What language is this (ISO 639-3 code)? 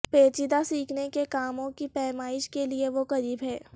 urd